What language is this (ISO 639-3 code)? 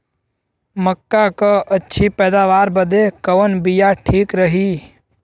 bho